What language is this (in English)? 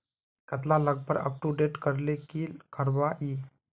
Magahi